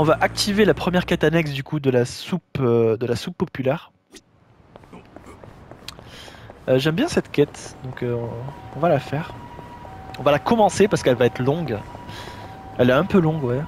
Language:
French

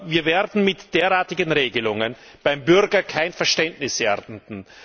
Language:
German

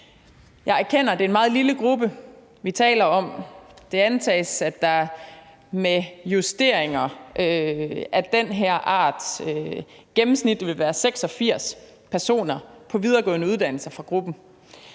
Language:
Danish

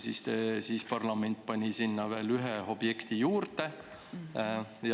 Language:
Estonian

